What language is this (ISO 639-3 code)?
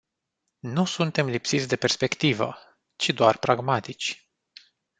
ron